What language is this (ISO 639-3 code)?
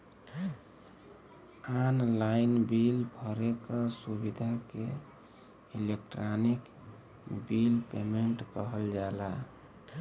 bho